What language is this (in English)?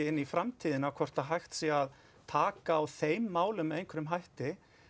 Icelandic